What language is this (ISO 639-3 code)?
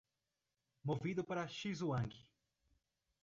por